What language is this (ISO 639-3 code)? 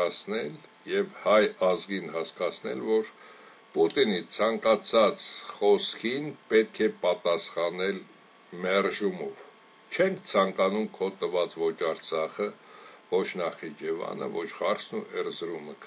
ron